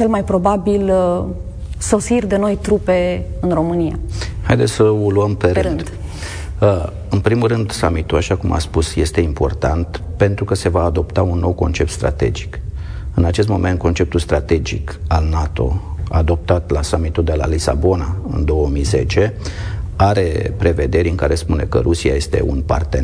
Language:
Romanian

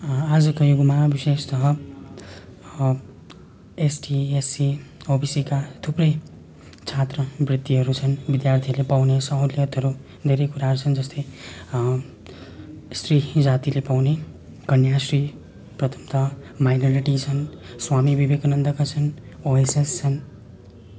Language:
Nepali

